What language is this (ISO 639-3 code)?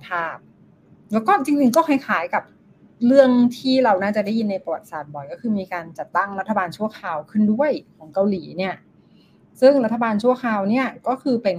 tha